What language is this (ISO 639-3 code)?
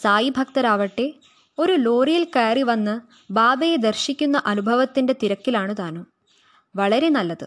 mal